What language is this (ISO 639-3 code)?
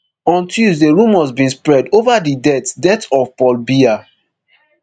pcm